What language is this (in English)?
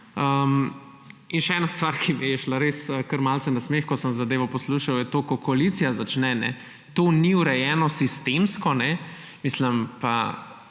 Slovenian